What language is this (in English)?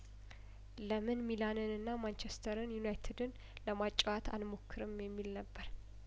Amharic